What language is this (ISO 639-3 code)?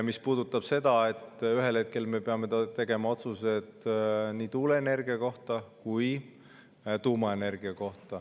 est